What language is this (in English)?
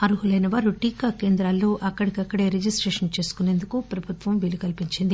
Telugu